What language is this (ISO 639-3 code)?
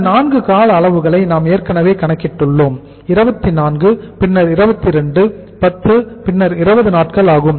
tam